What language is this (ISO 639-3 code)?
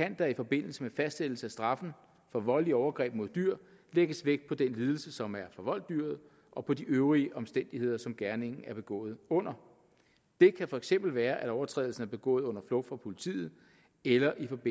dan